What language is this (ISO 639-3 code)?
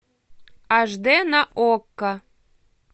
rus